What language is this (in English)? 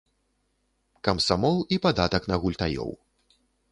Belarusian